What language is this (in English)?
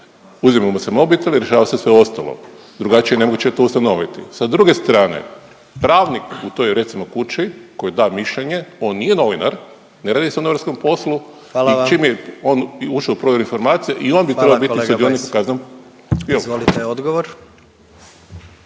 Croatian